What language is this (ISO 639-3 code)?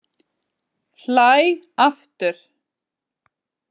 isl